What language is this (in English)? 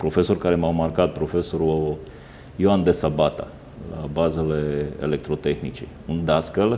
Romanian